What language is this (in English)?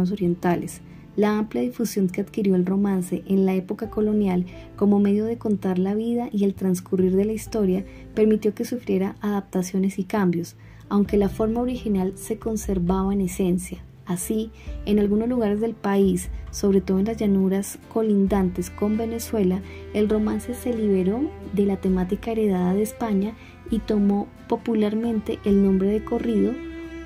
Spanish